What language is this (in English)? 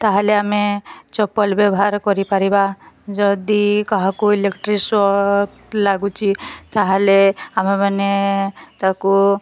Odia